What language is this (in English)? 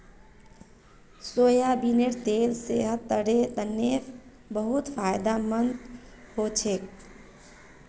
Magahi